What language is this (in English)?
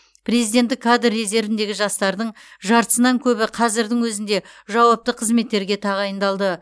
Kazakh